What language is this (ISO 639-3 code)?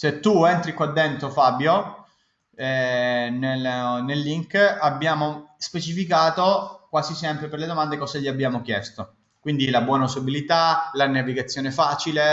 ita